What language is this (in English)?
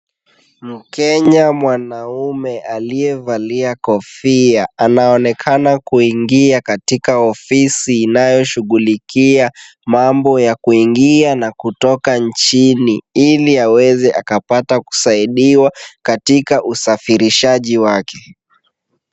Swahili